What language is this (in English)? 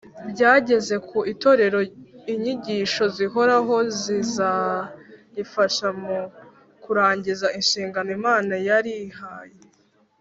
Kinyarwanda